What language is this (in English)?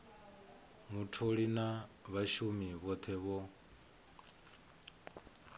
Venda